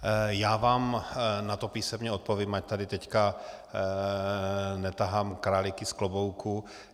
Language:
Czech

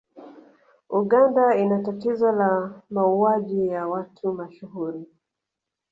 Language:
Swahili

